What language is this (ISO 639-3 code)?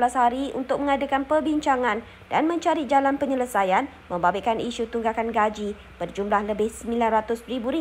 msa